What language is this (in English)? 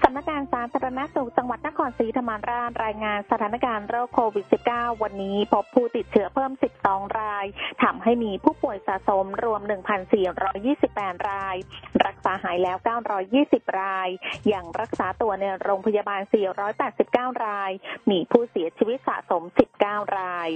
Thai